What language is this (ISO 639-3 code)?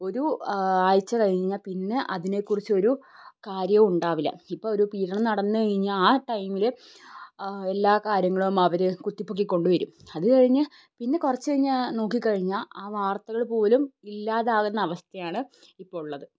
mal